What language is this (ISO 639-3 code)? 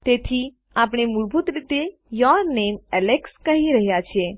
guj